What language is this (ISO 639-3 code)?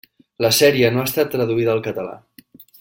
cat